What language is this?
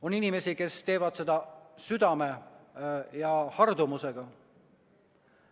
Estonian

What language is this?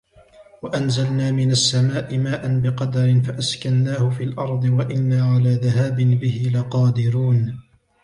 Arabic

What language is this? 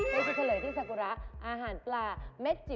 Thai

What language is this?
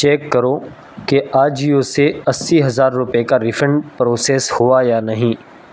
Urdu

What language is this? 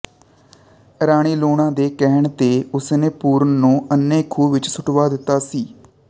Punjabi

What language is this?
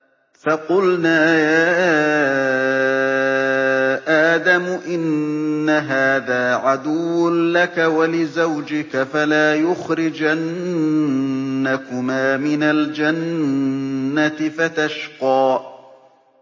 Arabic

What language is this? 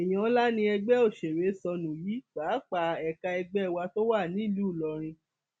Yoruba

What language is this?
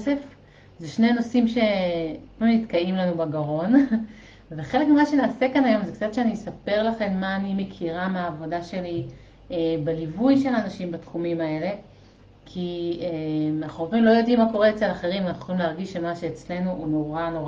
Hebrew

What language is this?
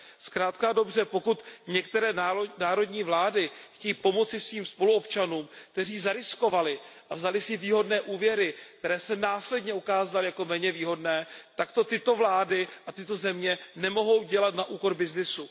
Czech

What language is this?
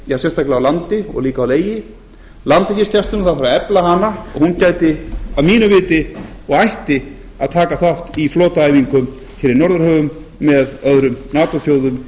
Icelandic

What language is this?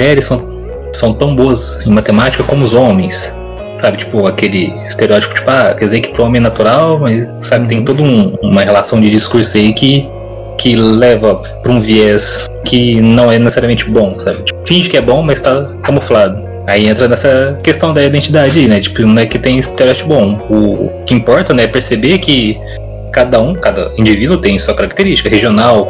Portuguese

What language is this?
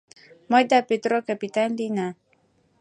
Mari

